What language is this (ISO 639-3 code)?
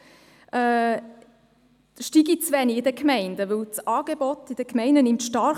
gsw